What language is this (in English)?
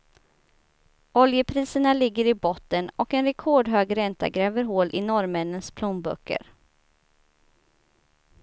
Swedish